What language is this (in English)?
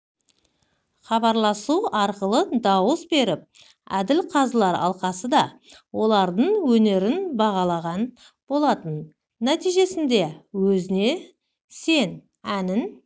Kazakh